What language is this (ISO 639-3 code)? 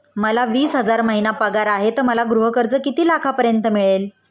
mar